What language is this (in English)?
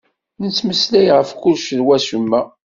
Kabyle